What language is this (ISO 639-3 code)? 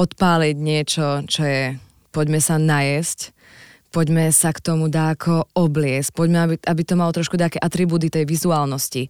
slk